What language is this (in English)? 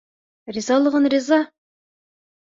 Bashkir